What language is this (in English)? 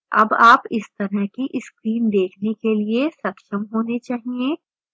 Hindi